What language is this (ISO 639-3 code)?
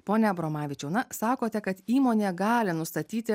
lit